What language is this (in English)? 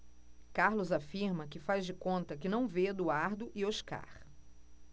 Portuguese